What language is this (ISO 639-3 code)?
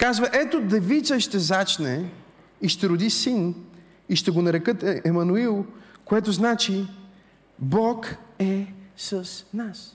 bul